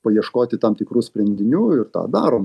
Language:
Lithuanian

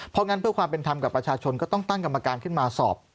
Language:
Thai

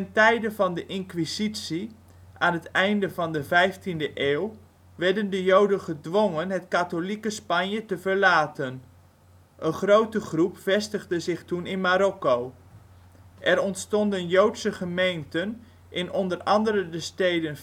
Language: Dutch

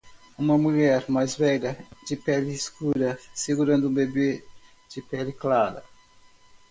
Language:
Portuguese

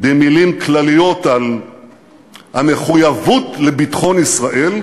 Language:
Hebrew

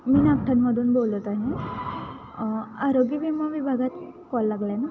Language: Marathi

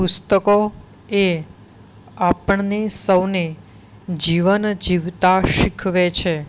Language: Gujarati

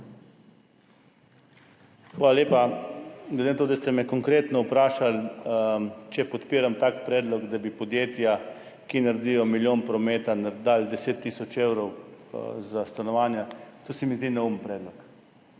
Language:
Slovenian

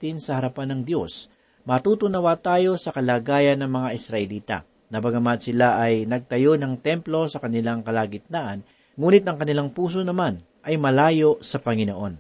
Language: Filipino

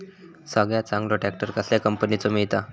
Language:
Marathi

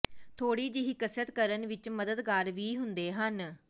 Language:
Punjabi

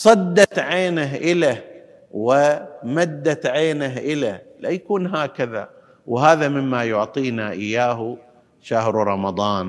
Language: Arabic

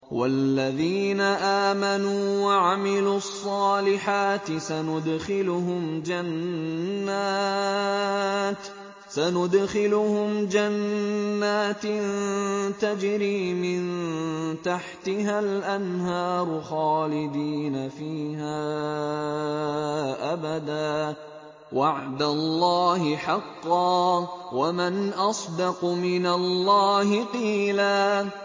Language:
Arabic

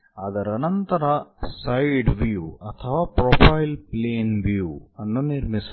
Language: Kannada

